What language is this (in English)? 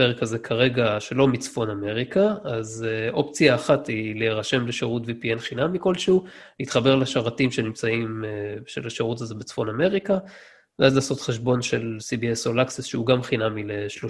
Hebrew